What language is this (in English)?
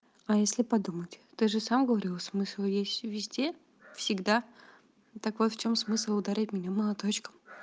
Russian